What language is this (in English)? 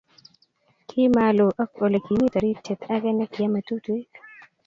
Kalenjin